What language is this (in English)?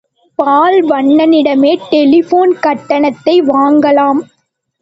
Tamil